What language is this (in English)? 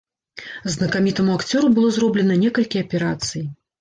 Belarusian